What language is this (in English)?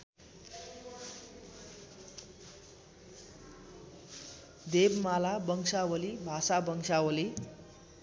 Nepali